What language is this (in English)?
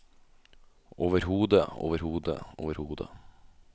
Norwegian